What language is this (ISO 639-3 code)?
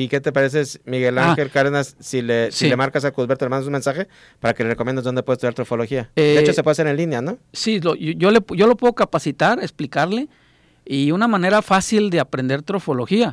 spa